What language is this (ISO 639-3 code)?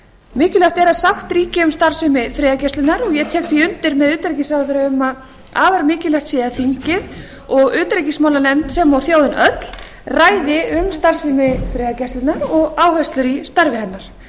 isl